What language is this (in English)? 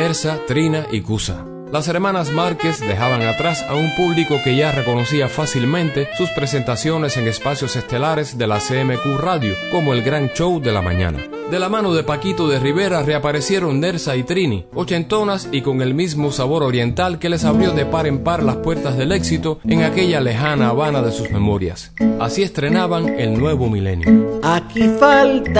Spanish